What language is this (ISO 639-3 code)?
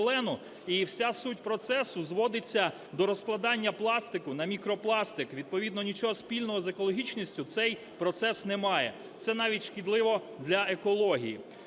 ukr